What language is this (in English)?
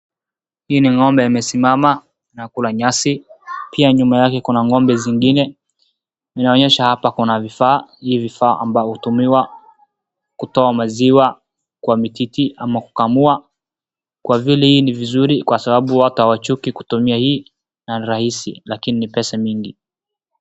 Swahili